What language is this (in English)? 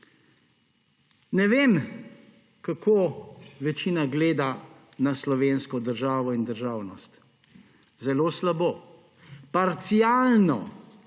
Slovenian